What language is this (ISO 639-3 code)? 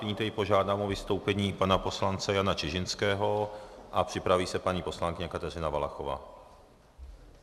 ces